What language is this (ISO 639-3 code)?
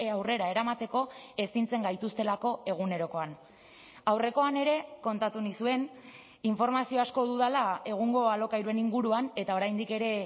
eus